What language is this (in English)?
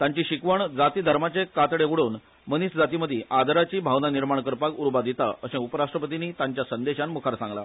Konkani